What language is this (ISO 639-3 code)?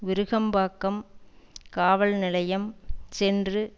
tam